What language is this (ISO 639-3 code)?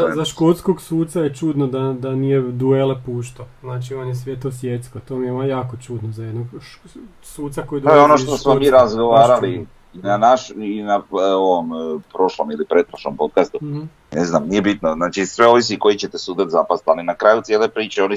hrv